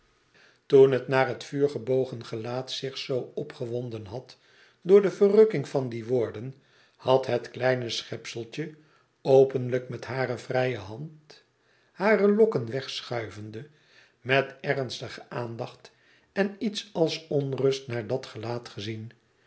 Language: Dutch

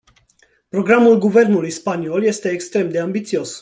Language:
Romanian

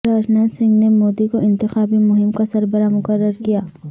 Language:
Urdu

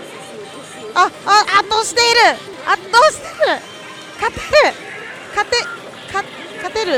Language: Japanese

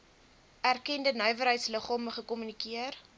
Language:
Afrikaans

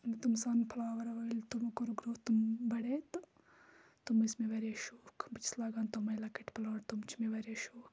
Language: Kashmiri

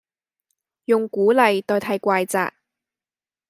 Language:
Cantonese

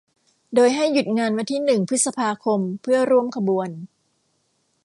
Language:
Thai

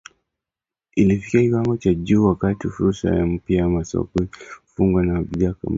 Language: Swahili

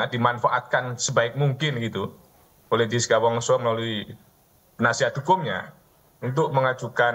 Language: Indonesian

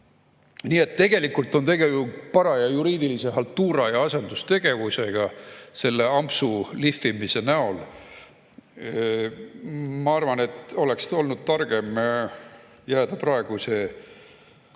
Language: Estonian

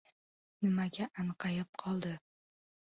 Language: Uzbek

